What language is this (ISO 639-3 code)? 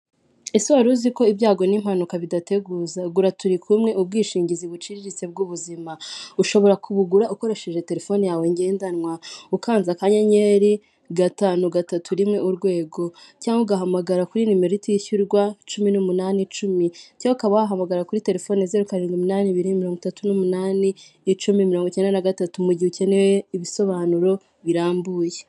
kin